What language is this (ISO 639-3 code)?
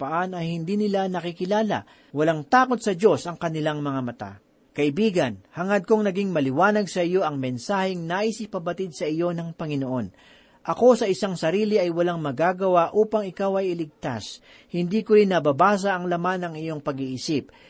fil